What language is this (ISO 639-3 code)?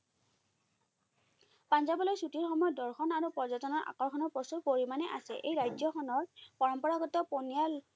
asm